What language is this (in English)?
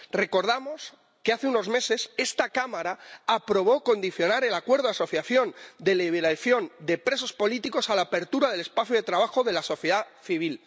Spanish